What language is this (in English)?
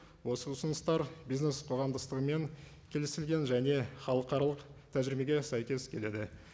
Kazakh